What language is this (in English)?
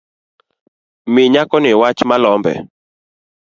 Luo (Kenya and Tanzania)